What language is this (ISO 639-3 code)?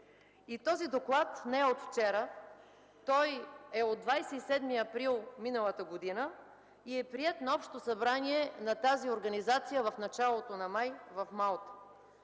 bul